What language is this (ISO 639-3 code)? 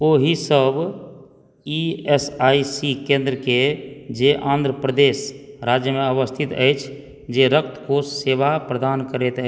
mai